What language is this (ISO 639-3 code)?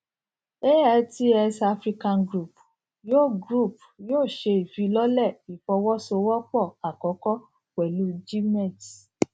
yor